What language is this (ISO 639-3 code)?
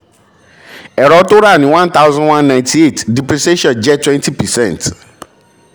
yor